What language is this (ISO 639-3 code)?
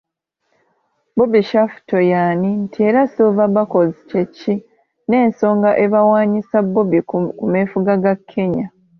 lug